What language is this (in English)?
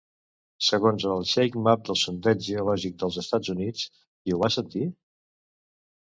Catalan